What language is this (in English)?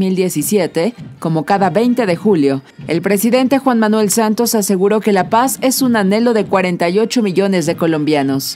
Spanish